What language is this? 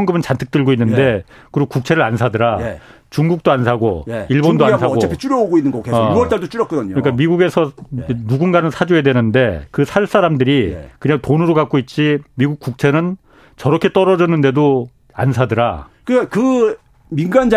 Korean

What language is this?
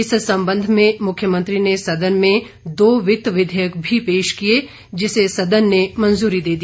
Hindi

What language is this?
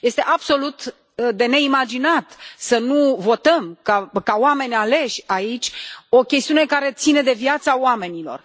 Romanian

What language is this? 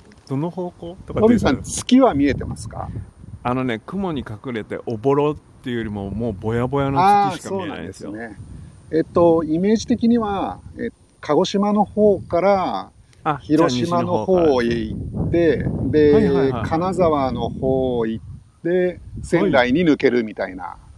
Japanese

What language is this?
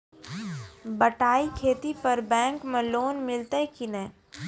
Maithili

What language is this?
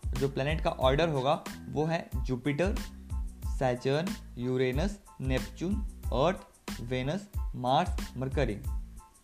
Hindi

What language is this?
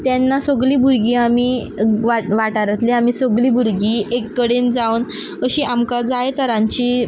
Konkani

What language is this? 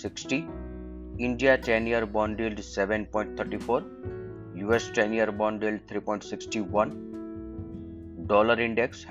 Hindi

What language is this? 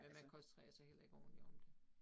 Danish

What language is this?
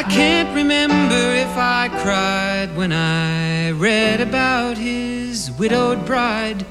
Korean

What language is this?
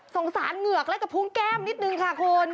Thai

